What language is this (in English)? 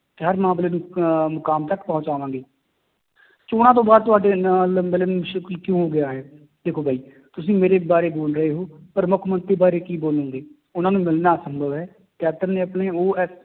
Punjabi